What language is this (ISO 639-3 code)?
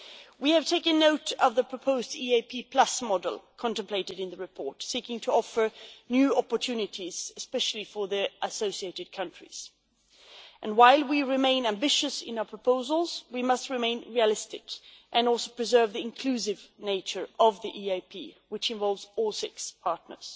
eng